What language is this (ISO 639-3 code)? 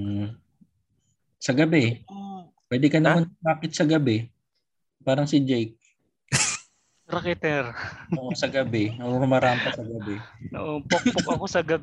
fil